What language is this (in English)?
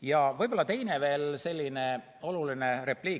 Estonian